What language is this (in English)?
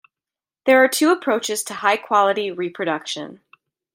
English